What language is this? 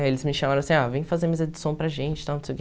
Portuguese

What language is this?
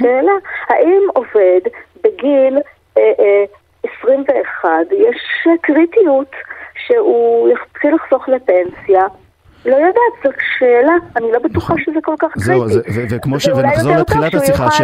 Hebrew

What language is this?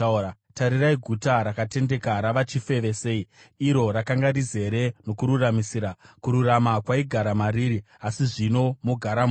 Shona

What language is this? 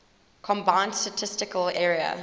English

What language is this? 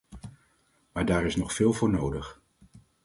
Dutch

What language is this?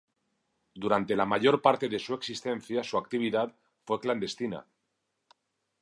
Spanish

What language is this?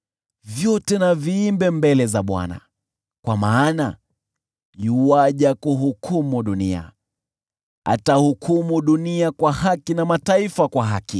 Swahili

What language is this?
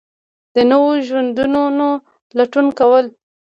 Pashto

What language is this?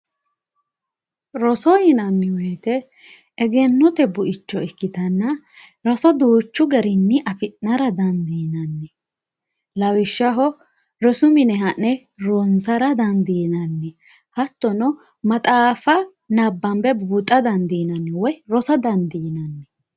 Sidamo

